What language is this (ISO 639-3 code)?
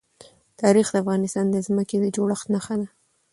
pus